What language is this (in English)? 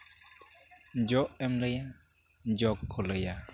Santali